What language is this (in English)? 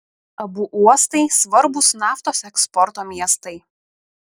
Lithuanian